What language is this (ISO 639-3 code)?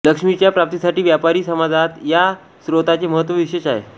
mar